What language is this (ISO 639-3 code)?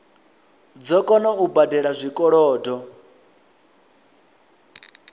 ven